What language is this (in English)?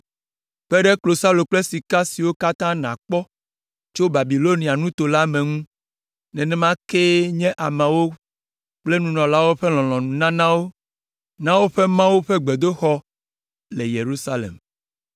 Ewe